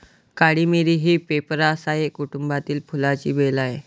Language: Marathi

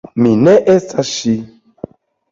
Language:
Esperanto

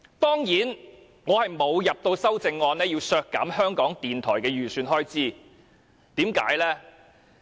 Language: Cantonese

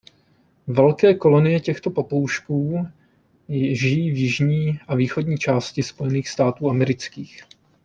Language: Czech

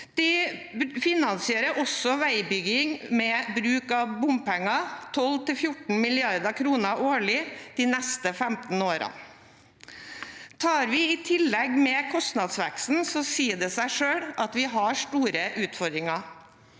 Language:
Norwegian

